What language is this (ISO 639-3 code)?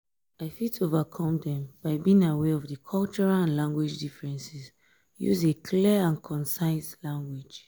pcm